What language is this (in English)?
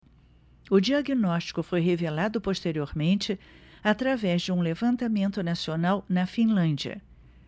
Portuguese